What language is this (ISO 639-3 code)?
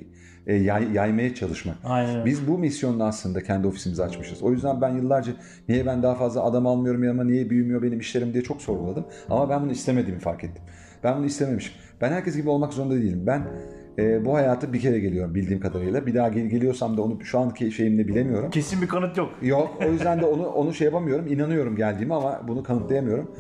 tur